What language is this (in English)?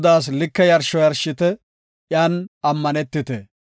Gofa